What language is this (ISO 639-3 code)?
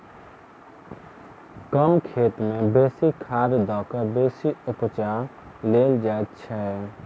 mai